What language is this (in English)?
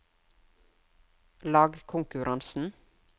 Norwegian